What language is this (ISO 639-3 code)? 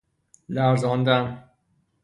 fas